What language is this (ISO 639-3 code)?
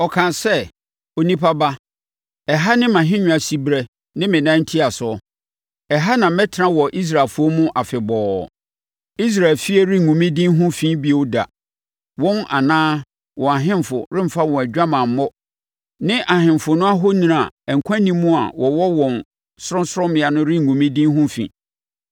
aka